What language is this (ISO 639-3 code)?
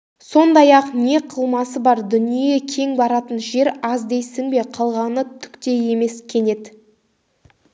kaz